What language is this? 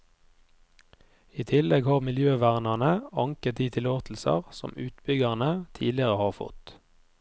Norwegian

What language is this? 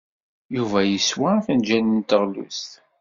Kabyle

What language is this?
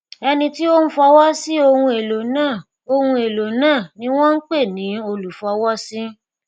Yoruba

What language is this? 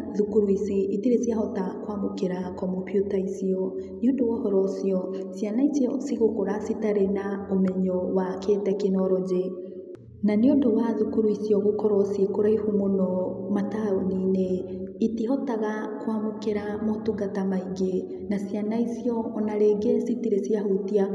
Kikuyu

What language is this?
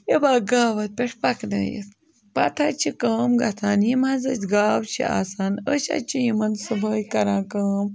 Kashmiri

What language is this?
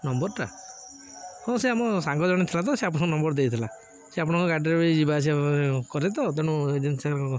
Odia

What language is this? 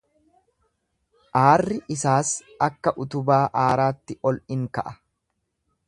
Oromo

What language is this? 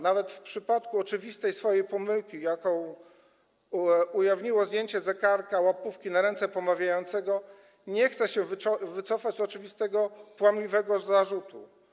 Polish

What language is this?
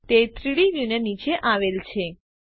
Gujarati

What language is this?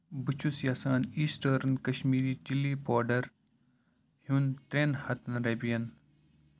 Kashmiri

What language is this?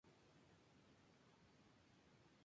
Spanish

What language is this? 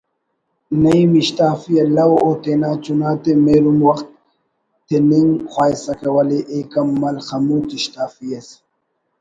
Brahui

